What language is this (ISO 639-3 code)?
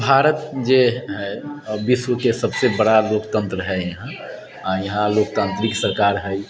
mai